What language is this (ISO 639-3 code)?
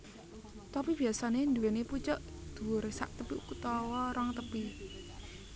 jav